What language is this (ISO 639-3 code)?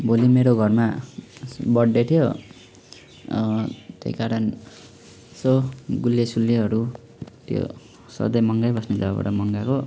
nep